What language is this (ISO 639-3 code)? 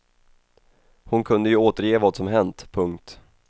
swe